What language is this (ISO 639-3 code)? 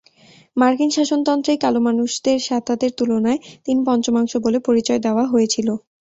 ben